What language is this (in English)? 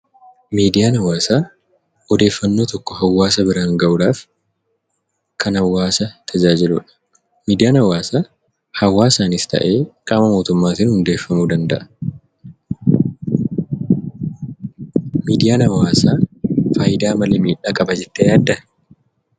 Oromo